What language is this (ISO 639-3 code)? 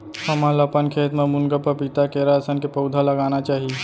hne